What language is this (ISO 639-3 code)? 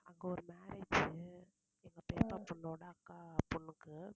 tam